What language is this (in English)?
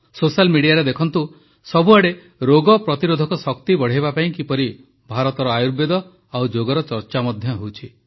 Odia